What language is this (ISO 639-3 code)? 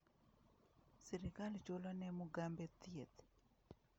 luo